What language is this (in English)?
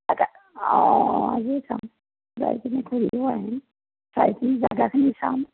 Assamese